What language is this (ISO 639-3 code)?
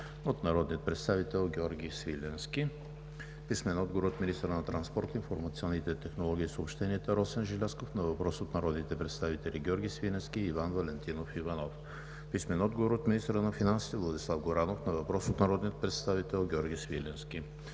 bul